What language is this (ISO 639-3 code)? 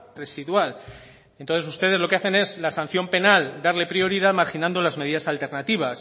spa